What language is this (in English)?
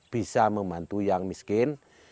Indonesian